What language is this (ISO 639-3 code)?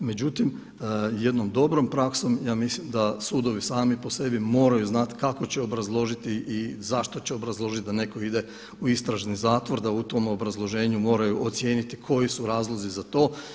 hrv